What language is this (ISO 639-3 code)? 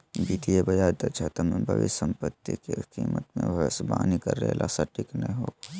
mag